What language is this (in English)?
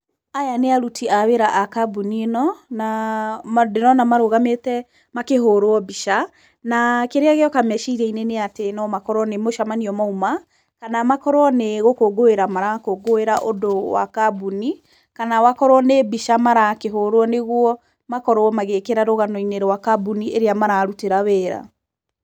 Kikuyu